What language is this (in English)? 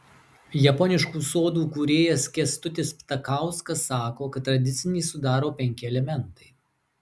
Lithuanian